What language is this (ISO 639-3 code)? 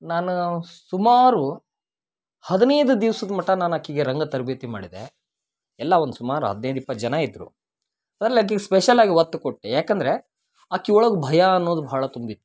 kan